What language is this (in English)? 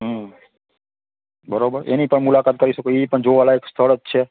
Gujarati